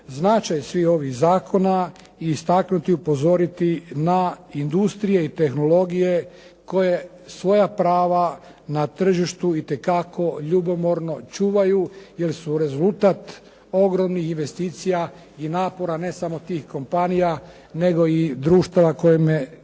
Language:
Croatian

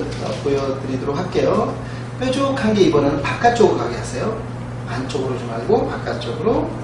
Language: Korean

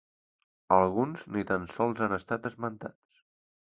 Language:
Catalan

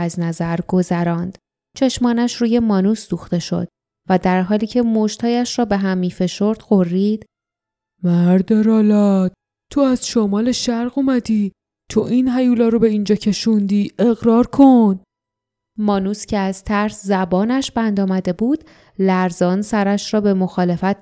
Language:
Persian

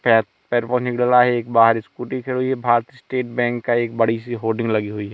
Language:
Hindi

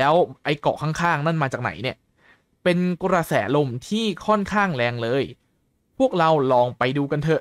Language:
Thai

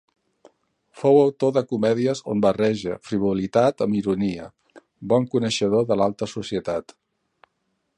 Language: Catalan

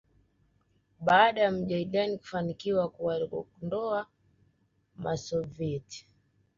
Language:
Swahili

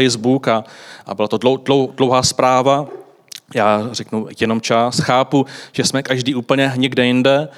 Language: Czech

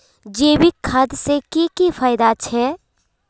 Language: Magahi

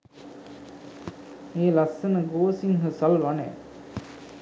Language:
Sinhala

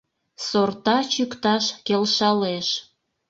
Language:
Mari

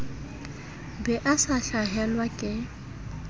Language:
Southern Sotho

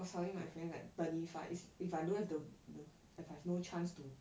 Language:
English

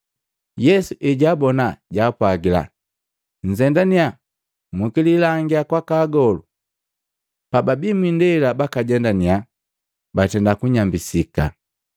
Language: Matengo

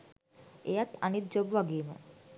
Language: Sinhala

